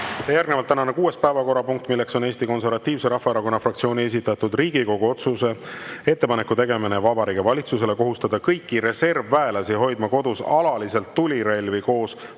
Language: Estonian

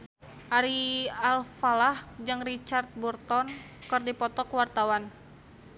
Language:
Sundanese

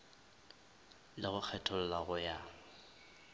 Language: Northern Sotho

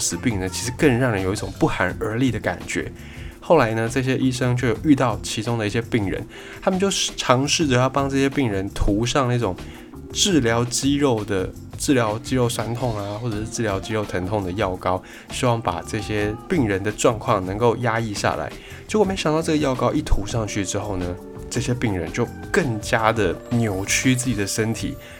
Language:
Chinese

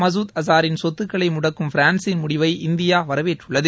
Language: Tamil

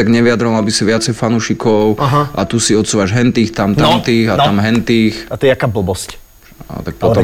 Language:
Slovak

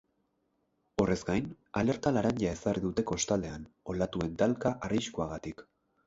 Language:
Basque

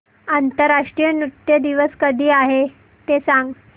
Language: Marathi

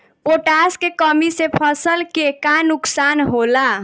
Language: Bhojpuri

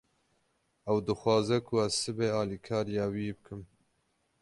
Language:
Kurdish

